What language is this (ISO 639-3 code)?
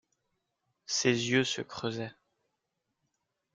fra